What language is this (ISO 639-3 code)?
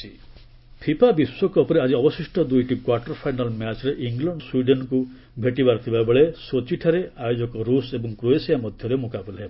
ori